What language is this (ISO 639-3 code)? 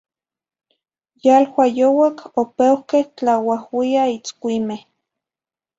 nhi